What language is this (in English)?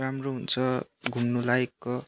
Nepali